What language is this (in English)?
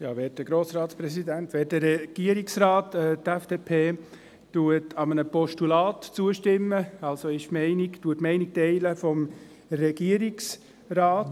Swiss German